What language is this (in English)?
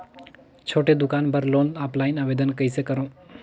Chhattisgarhi